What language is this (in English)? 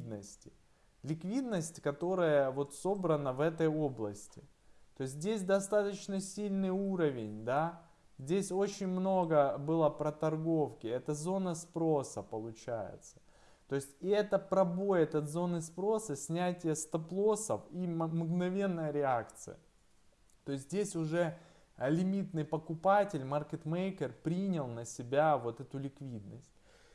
Russian